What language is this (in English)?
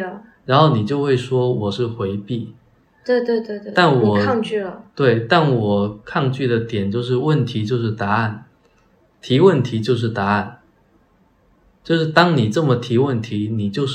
Chinese